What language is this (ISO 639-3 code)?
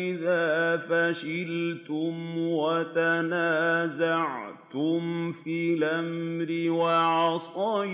ara